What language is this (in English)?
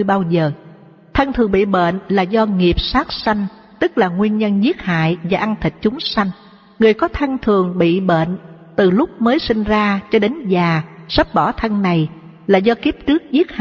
Vietnamese